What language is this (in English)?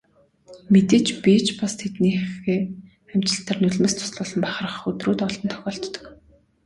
Mongolian